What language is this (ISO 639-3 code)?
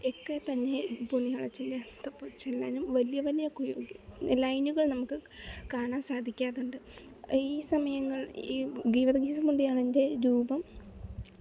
mal